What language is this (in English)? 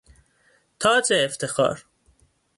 Persian